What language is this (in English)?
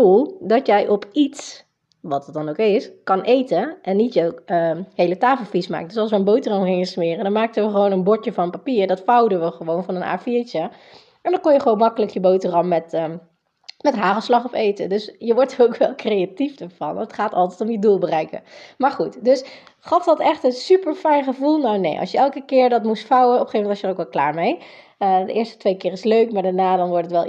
Dutch